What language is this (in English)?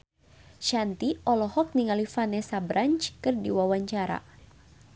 Sundanese